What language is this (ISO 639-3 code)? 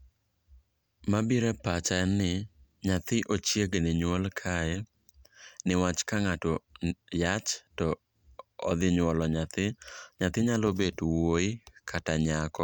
luo